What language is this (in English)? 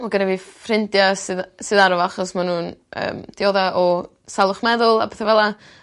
Welsh